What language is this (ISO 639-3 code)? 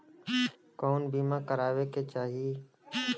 bho